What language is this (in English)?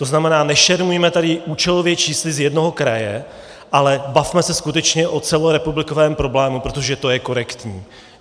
Czech